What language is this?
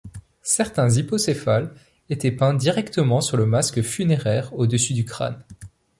French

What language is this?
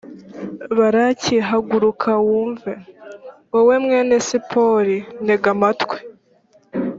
Kinyarwanda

